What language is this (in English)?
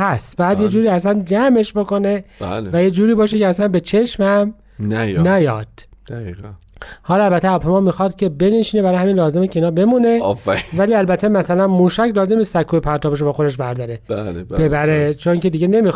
Persian